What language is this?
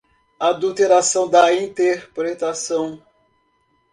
Portuguese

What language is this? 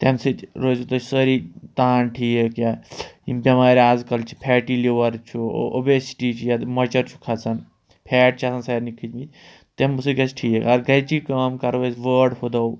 Kashmiri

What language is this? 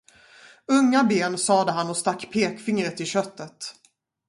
Swedish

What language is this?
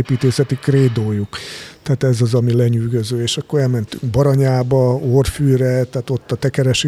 Hungarian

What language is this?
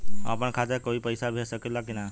Bhojpuri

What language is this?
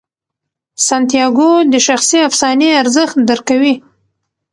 Pashto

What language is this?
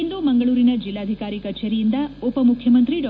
Kannada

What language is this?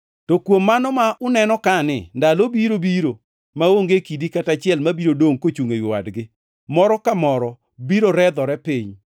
Luo (Kenya and Tanzania)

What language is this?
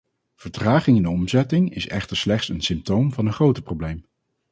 Dutch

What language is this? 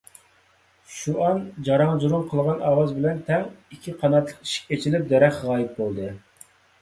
Uyghur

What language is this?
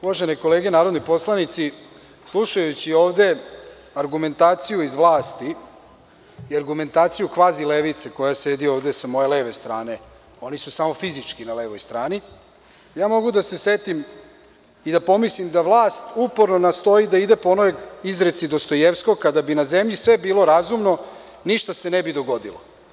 Serbian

